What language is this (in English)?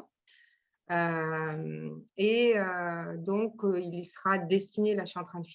French